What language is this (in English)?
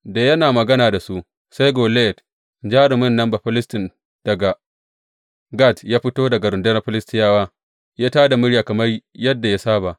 Hausa